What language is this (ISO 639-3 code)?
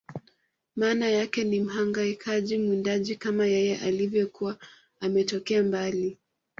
swa